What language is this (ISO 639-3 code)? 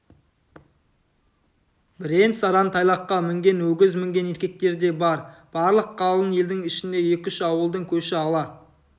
kaz